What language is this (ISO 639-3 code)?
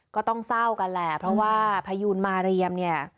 tha